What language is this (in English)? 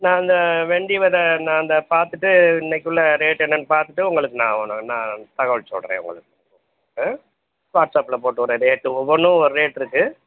Tamil